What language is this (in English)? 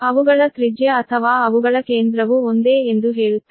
Kannada